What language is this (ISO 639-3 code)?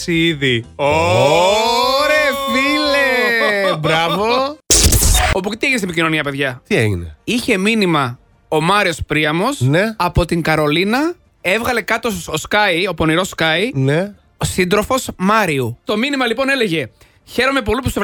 ell